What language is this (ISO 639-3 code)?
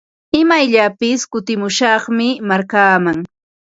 qva